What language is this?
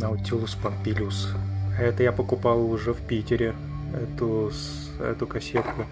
Russian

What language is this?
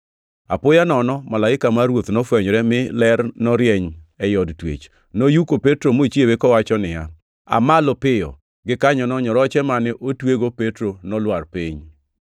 Luo (Kenya and Tanzania)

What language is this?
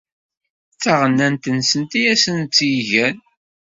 Kabyle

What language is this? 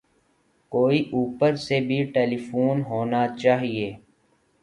Urdu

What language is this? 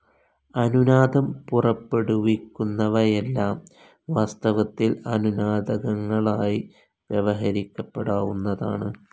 Malayalam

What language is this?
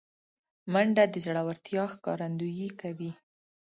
Pashto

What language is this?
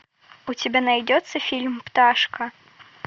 Russian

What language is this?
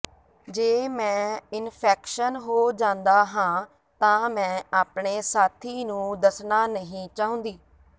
Punjabi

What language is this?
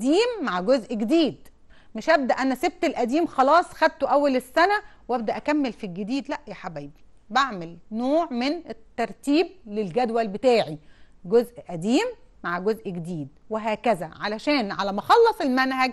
Arabic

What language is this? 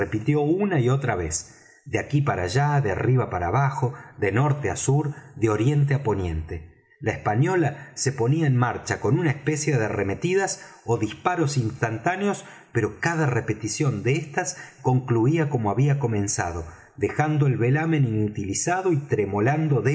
Spanish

